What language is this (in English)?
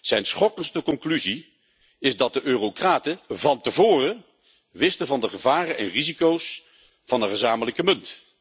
Dutch